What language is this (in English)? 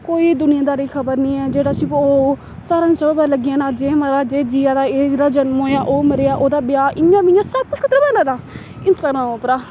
Dogri